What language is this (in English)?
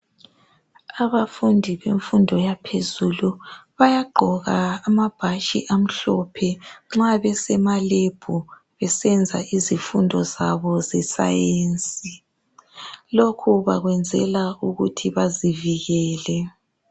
North Ndebele